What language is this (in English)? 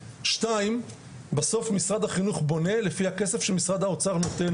Hebrew